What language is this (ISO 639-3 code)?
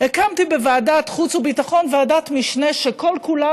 heb